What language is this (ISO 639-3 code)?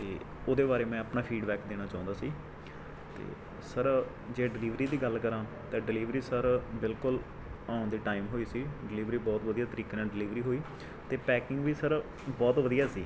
pan